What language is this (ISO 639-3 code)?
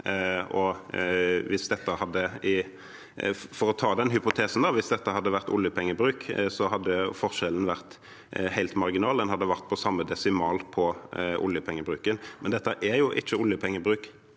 nor